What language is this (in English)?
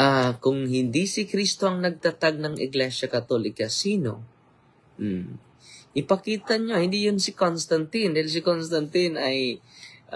Filipino